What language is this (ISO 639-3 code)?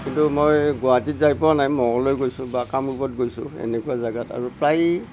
asm